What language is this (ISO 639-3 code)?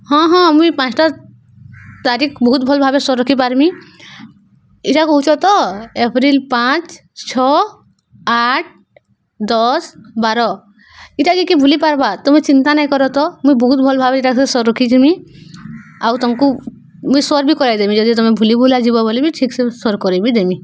ori